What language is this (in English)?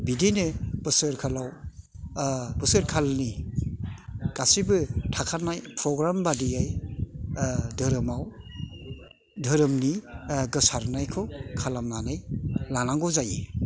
Bodo